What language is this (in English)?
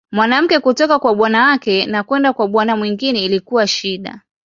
Swahili